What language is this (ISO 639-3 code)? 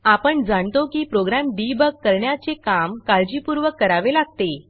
mar